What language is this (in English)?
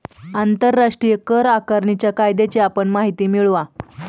Marathi